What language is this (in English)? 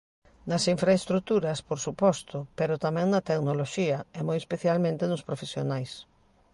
Galician